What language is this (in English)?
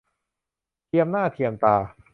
Thai